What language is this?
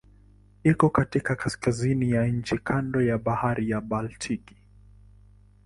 Swahili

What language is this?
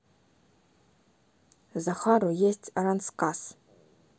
Russian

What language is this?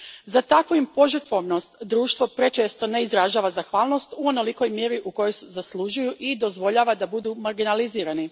Croatian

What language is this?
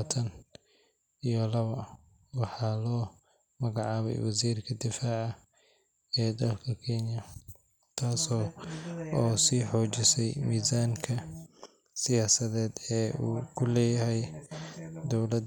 Somali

